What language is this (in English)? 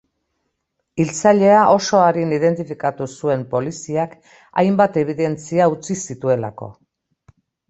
Basque